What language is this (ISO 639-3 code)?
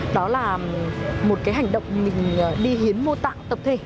vie